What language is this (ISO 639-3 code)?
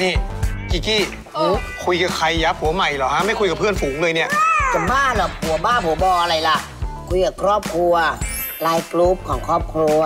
tha